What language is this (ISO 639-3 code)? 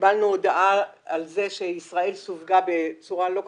heb